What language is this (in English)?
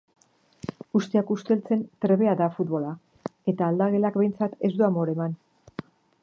Basque